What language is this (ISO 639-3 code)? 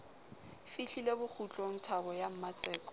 sot